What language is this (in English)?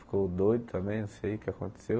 Portuguese